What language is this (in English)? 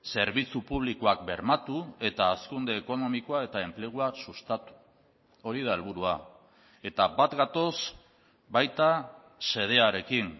Basque